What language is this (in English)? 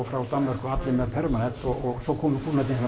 Icelandic